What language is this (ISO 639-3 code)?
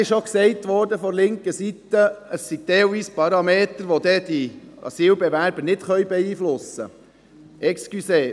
gsw